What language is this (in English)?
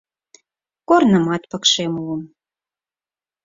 Mari